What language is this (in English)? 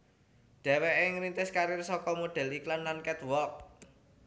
Javanese